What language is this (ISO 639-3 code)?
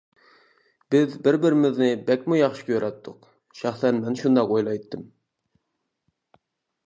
uig